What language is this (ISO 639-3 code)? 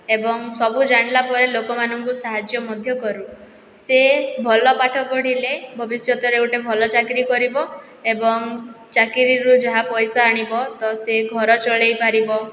ori